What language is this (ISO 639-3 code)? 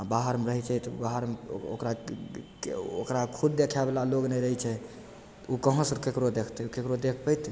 mai